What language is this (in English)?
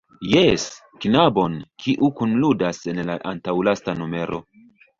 Esperanto